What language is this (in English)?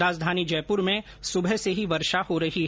Hindi